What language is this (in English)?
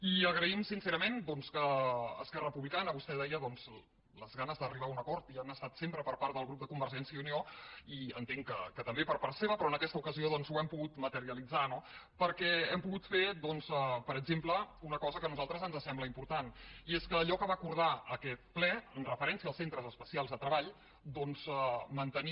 Catalan